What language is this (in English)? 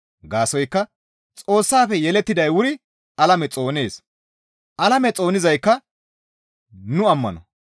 Gamo